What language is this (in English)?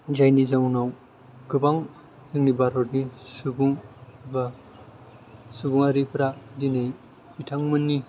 Bodo